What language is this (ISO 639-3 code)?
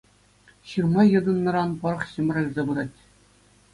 chv